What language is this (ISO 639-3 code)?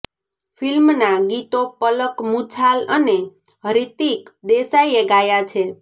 guj